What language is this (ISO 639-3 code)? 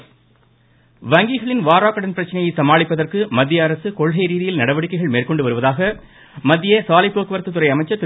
tam